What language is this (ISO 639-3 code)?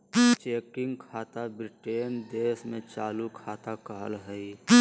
mag